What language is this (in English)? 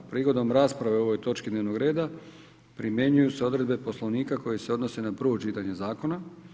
Croatian